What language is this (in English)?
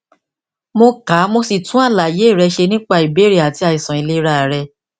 Yoruba